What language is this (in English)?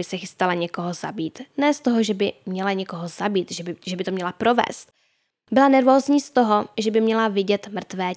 Czech